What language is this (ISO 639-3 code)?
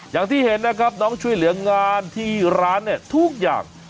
tha